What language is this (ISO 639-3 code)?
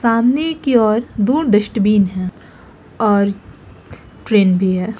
hin